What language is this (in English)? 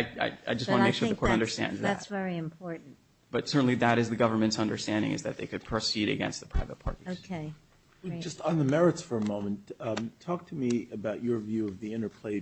English